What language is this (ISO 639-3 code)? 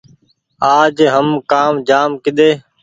gig